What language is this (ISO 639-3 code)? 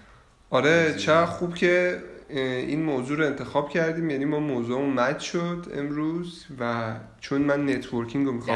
fas